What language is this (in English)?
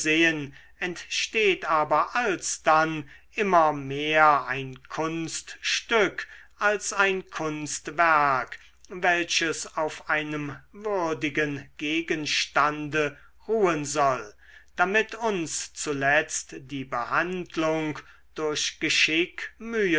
German